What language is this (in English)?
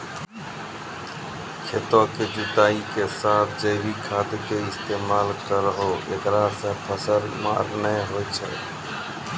Maithili